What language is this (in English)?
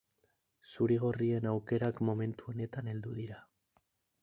Basque